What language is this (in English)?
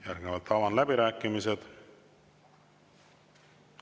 Estonian